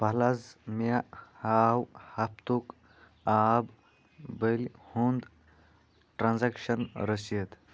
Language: Kashmiri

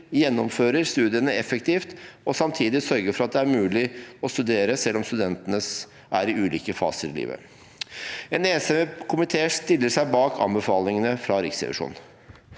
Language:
Norwegian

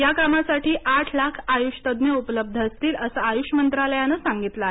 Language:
Marathi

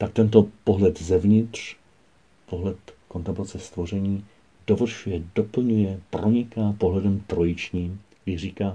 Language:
Czech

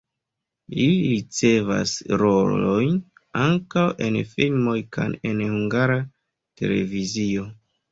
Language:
Esperanto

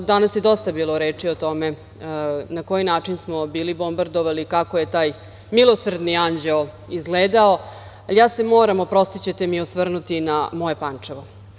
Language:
Serbian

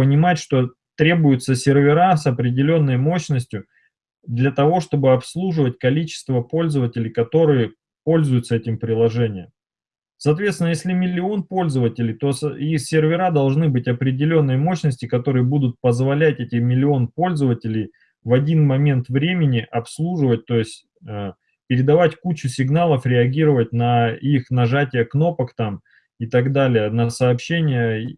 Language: Russian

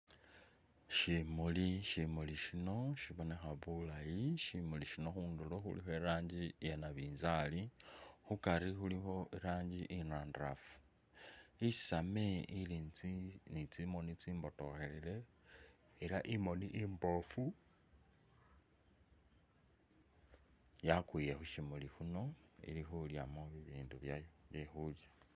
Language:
Masaaba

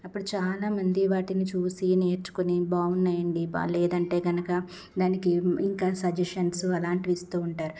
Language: Telugu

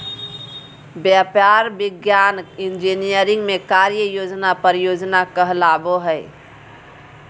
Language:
Magahi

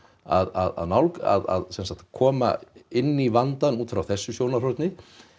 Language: Icelandic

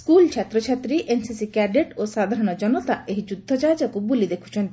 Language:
Odia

